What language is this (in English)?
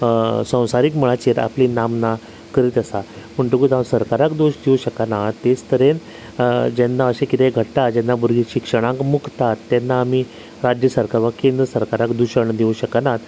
Konkani